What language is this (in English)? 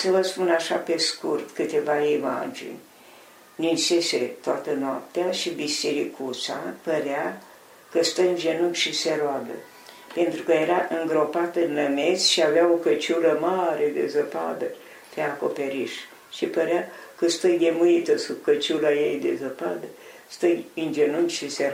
Romanian